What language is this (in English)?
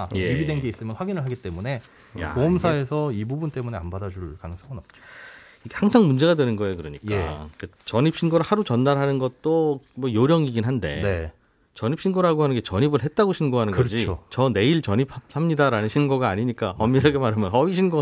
Korean